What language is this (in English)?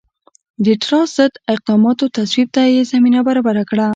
Pashto